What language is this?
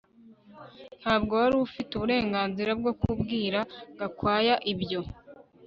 Kinyarwanda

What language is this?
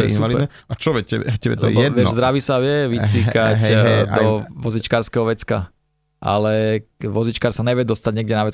Slovak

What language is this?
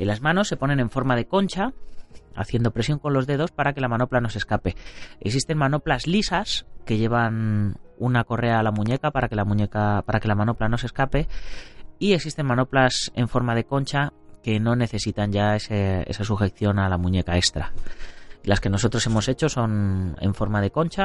Spanish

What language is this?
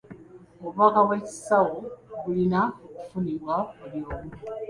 Ganda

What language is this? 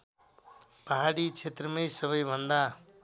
Nepali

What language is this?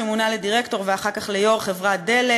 Hebrew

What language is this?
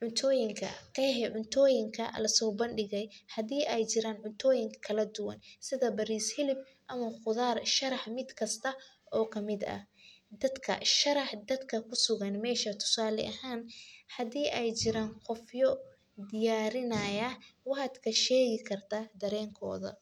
Somali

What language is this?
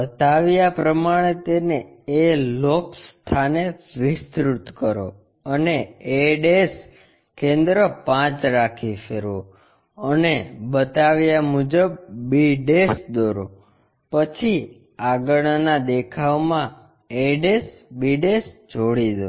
Gujarati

